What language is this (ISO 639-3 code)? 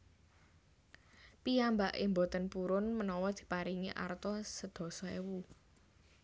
jav